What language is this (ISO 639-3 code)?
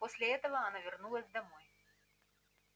rus